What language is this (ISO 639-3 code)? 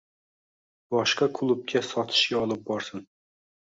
uzb